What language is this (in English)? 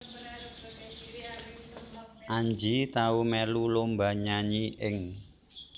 Javanese